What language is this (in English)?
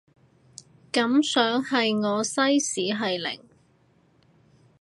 Cantonese